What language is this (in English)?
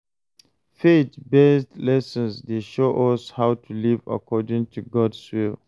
Nigerian Pidgin